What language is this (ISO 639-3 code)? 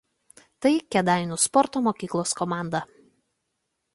lit